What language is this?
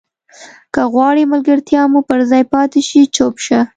Pashto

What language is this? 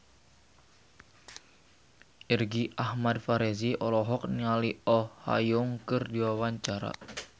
Sundanese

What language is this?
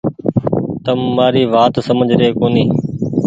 Goaria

